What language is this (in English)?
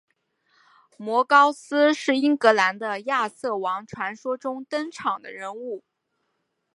Chinese